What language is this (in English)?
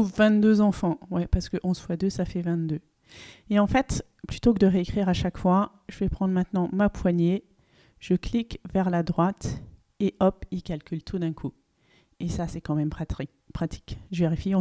French